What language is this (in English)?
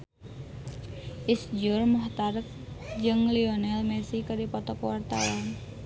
Sundanese